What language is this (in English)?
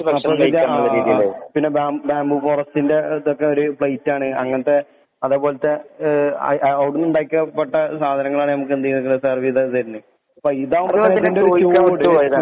Malayalam